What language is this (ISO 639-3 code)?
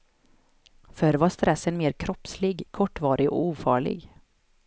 swe